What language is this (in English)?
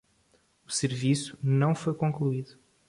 Portuguese